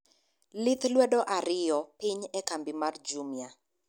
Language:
Luo (Kenya and Tanzania)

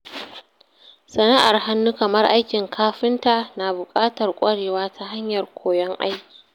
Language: Hausa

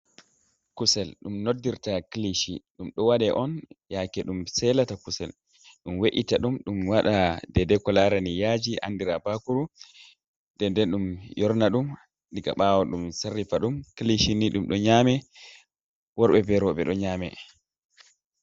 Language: Fula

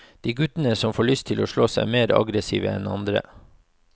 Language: Norwegian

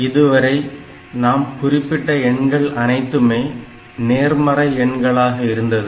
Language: Tamil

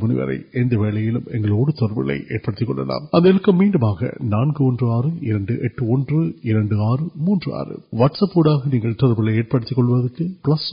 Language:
Urdu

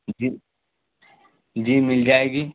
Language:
Urdu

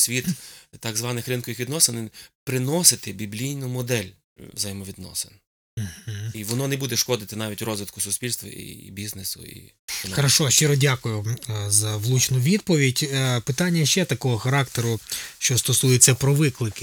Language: Ukrainian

